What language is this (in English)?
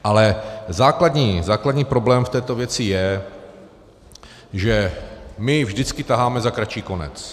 Czech